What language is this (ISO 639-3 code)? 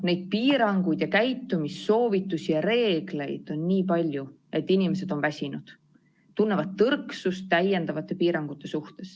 est